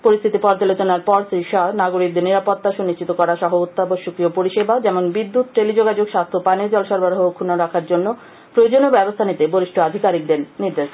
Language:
Bangla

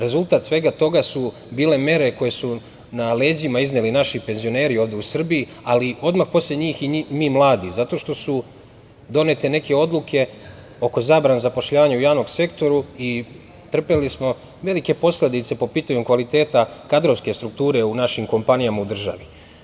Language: Serbian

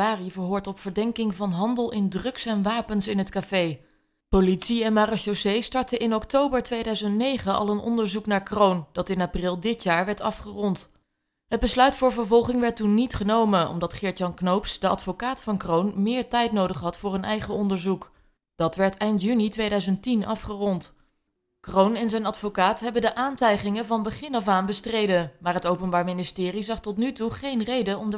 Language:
Dutch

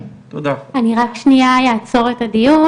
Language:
Hebrew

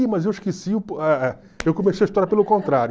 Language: Portuguese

